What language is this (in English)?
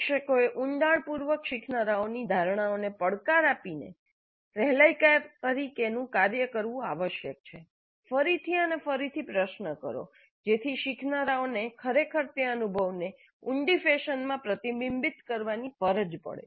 Gujarati